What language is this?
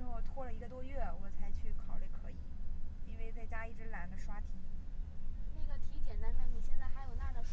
Chinese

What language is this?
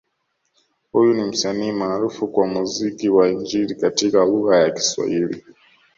Swahili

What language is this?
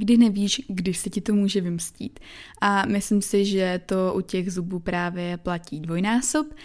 Czech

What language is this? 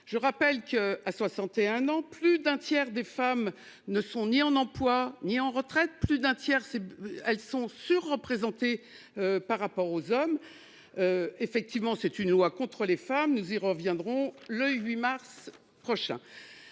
French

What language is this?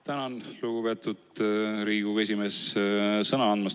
Estonian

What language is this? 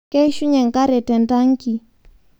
Masai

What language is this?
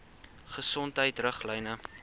Afrikaans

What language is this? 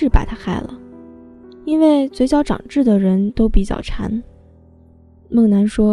Chinese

